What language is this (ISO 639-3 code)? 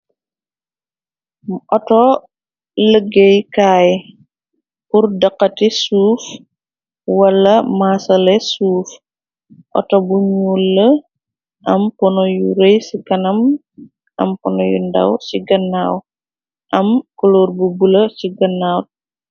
wol